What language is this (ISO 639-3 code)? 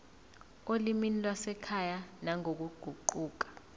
zul